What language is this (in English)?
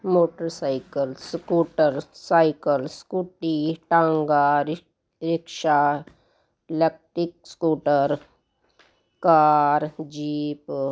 Punjabi